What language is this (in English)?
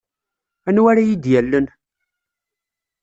Kabyle